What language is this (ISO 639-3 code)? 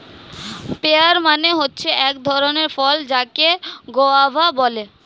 ben